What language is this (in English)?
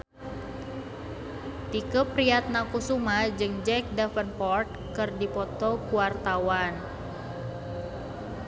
Sundanese